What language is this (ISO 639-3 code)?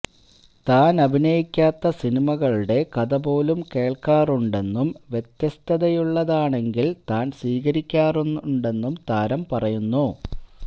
mal